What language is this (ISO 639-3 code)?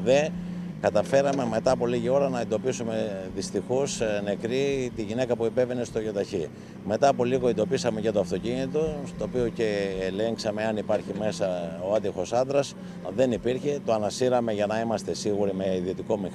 ell